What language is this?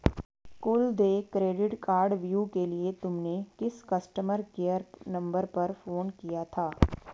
Hindi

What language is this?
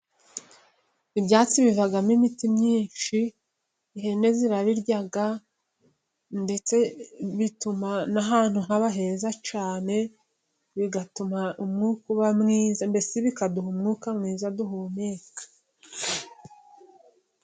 Kinyarwanda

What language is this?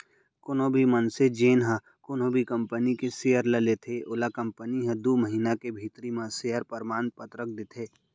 Chhattisgarhi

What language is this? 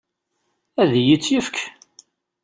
Kabyle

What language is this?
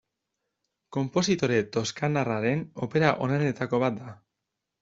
Basque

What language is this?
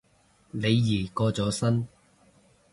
Cantonese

